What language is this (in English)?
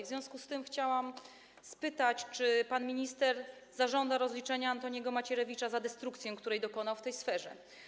Polish